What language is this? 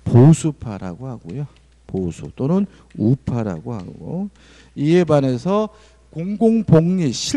Korean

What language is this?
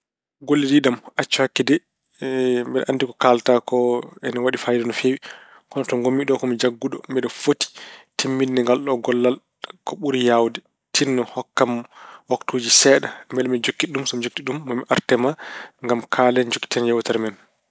Fula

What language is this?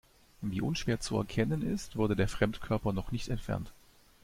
German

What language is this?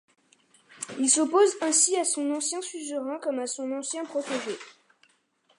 French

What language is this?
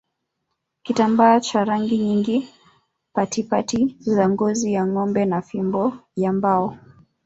Swahili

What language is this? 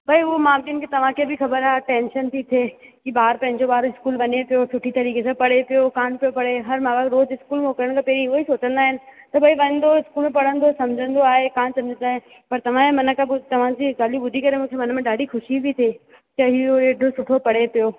Sindhi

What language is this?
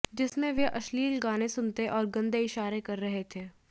Hindi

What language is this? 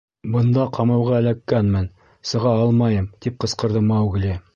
Bashkir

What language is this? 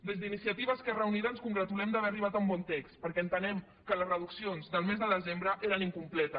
Catalan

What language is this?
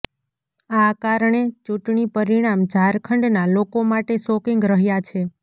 Gujarati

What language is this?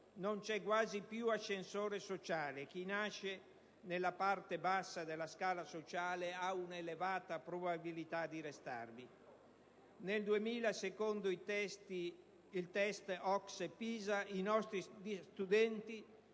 Italian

